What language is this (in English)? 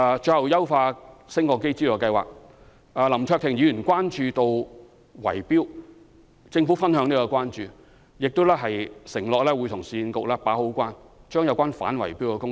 Cantonese